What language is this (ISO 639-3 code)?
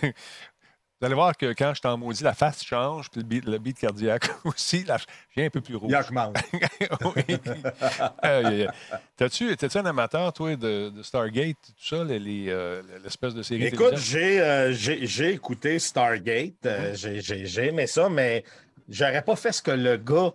fra